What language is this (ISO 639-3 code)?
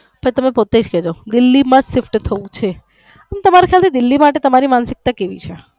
guj